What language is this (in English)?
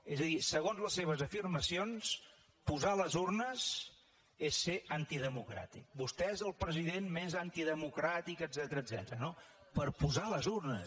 Catalan